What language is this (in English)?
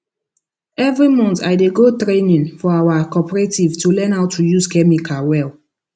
Nigerian Pidgin